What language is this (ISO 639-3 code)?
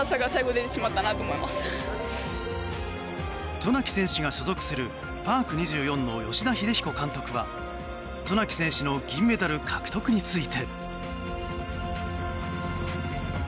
jpn